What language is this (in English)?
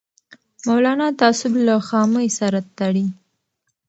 Pashto